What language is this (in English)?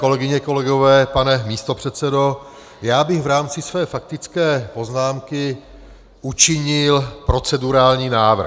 Czech